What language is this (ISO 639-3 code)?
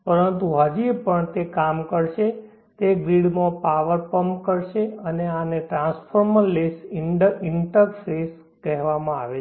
guj